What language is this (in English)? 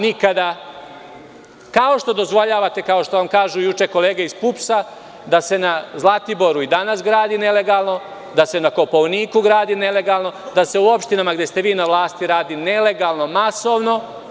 Serbian